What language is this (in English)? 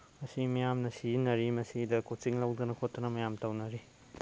Manipuri